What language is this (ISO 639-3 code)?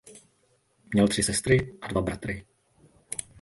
ces